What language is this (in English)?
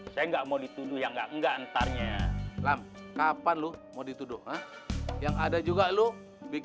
Indonesian